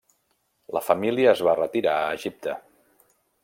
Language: Catalan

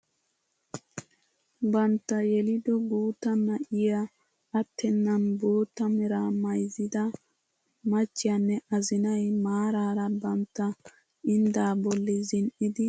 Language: Wolaytta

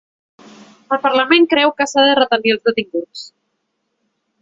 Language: Catalan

